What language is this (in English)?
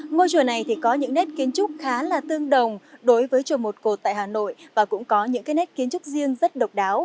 Vietnamese